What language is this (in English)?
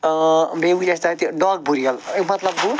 Kashmiri